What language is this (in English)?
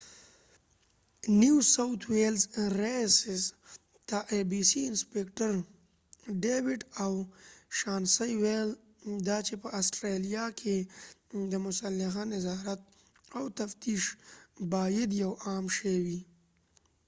Pashto